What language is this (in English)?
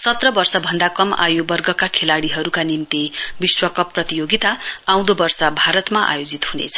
Nepali